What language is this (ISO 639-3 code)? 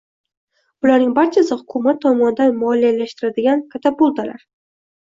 uzb